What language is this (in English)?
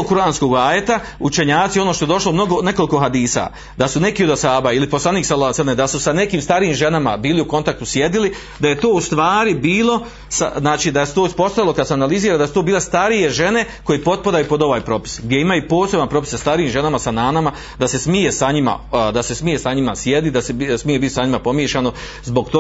Croatian